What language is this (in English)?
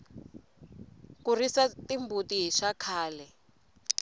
Tsonga